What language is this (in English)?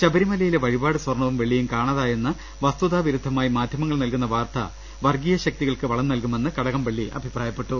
Malayalam